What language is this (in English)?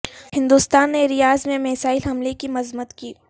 Urdu